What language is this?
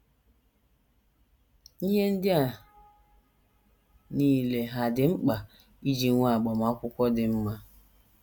Igbo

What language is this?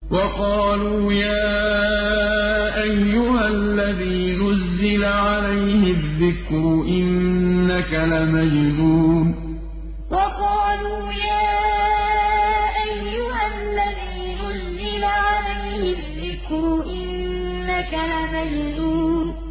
Arabic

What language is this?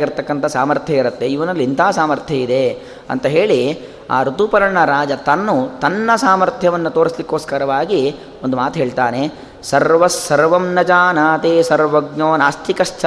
Kannada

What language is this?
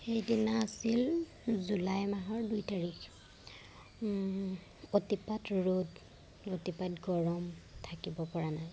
Assamese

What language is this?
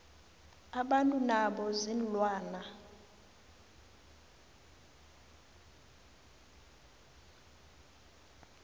South Ndebele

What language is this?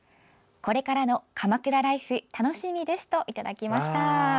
Japanese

